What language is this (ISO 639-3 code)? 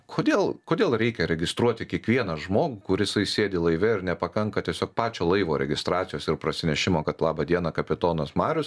lit